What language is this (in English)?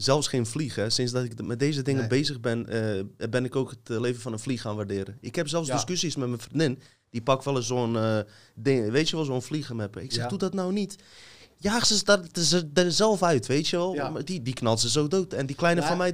Dutch